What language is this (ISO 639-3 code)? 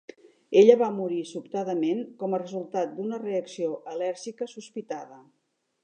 cat